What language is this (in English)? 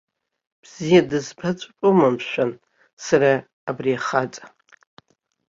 Abkhazian